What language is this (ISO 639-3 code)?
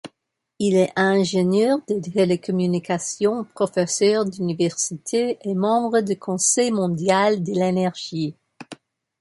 fra